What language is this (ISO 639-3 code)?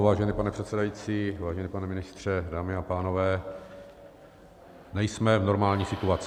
ces